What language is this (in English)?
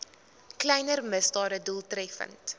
Afrikaans